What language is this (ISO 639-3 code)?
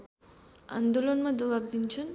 nep